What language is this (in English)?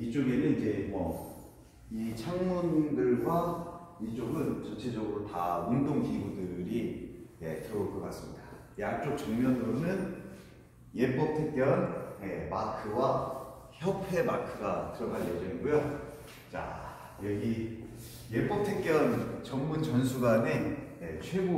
Korean